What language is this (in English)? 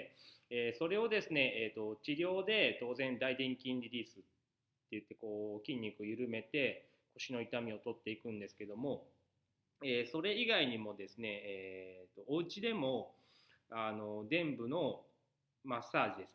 Japanese